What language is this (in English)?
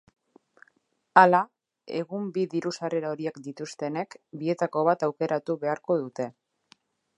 Basque